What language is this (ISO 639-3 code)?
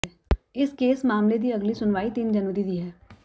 pan